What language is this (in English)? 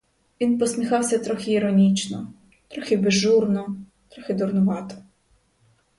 Ukrainian